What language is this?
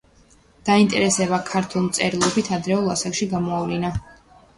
Georgian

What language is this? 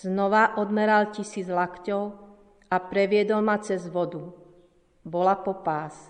Slovak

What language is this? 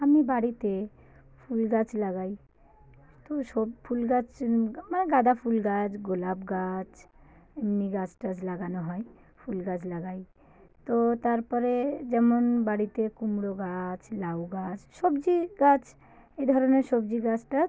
Bangla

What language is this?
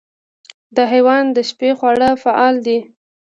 Pashto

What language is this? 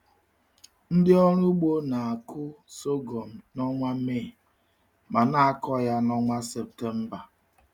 Igbo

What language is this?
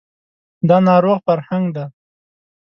Pashto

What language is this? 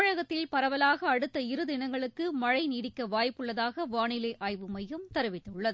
Tamil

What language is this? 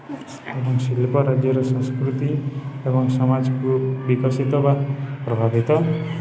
Odia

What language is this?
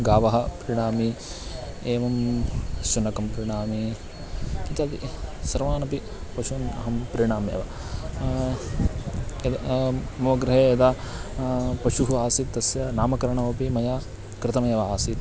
Sanskrit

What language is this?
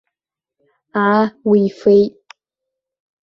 Abkhazian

